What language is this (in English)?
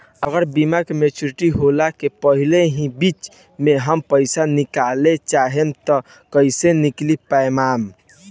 Bhojpuri